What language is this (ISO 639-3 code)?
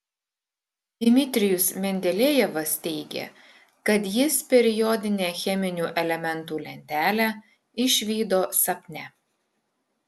lit